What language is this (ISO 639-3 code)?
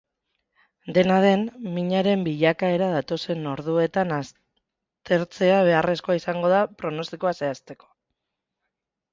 eus